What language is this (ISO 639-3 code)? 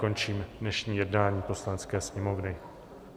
ces